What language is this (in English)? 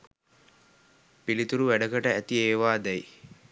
Sinhala